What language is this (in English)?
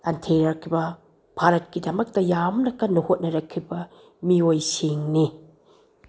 Manipuri